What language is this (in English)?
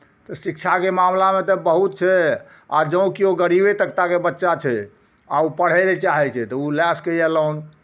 Maithili